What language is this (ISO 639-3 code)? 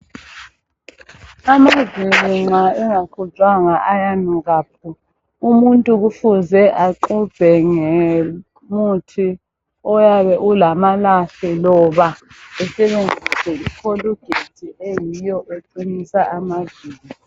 nde